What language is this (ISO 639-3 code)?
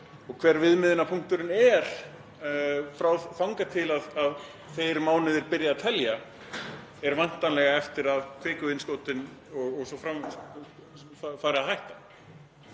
isl